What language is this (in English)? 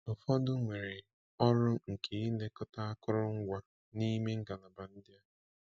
Igbo